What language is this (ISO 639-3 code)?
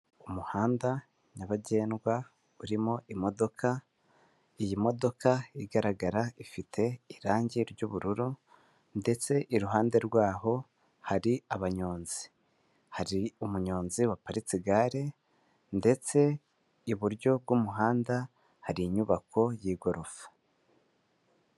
kin